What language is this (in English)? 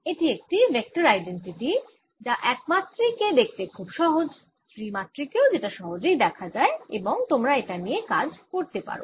Bangla